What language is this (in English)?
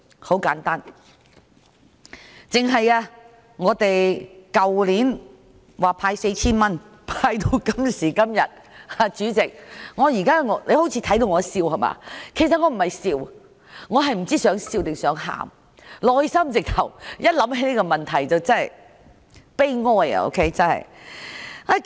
Cantonese